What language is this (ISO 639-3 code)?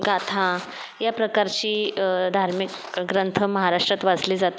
mar